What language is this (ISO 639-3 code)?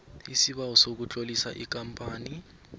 nbl